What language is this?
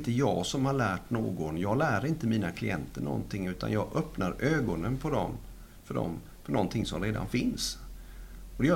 Swedish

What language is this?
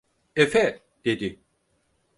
Turkish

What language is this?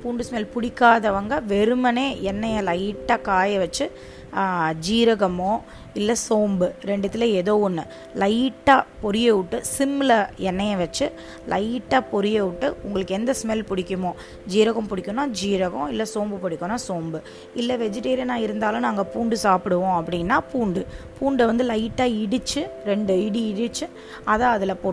Tamil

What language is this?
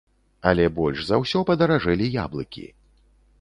Belarusian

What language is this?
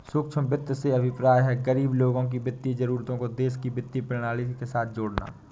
Hindi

